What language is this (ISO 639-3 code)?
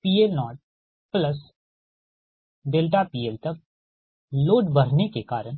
hin